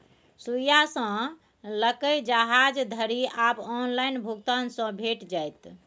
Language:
Maithili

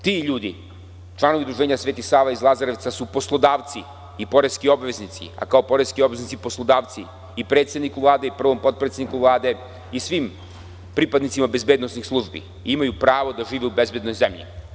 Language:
Serbian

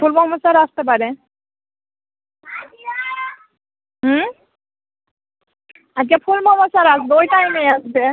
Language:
Bangla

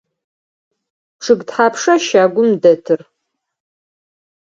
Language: Adyghe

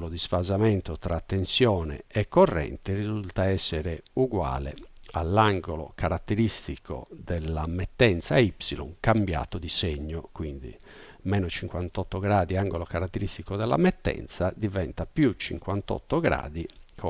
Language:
Italian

